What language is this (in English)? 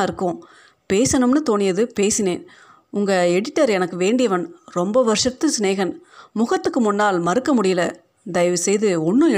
Tamil